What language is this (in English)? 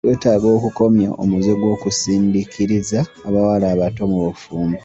Ganda